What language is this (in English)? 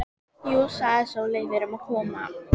Icelandic